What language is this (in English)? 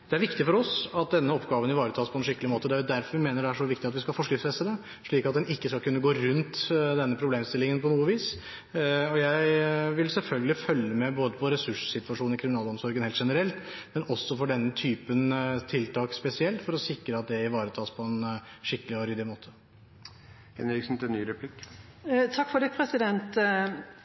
Norwegian Bokmål